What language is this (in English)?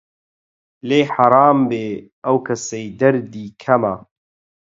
Central Kurdish